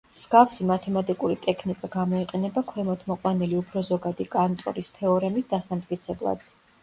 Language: Georgian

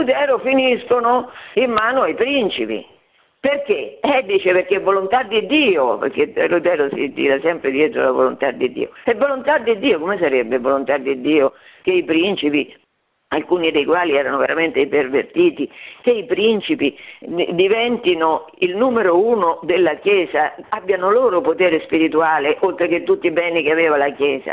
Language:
Italian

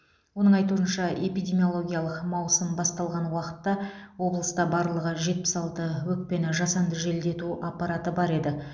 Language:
Kazakh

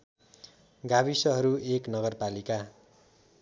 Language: Nepali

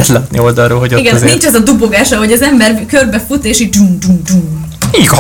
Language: Hungarian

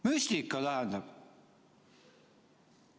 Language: Estonian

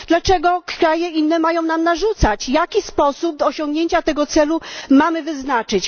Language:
Polish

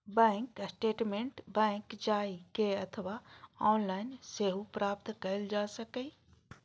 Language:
Maithili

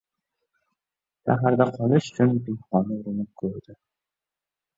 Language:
Uzbek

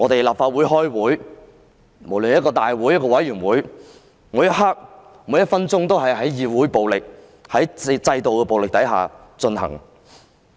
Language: Cantonese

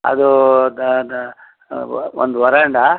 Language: Kannada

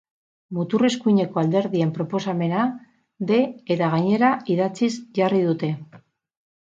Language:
Basque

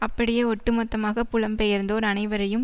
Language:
Tamil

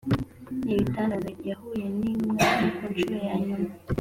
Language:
Kinyarwanda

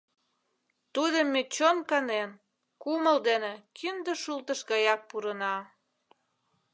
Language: Mari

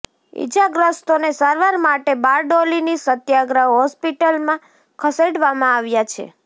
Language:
Gujarati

